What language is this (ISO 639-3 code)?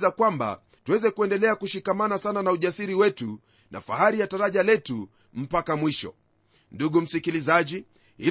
swa